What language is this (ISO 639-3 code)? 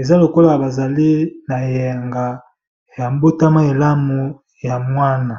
lin